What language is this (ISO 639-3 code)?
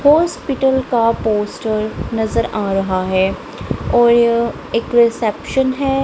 hin